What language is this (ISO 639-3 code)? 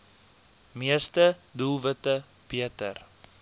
afr